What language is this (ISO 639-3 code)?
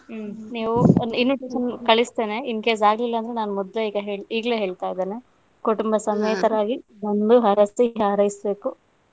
kan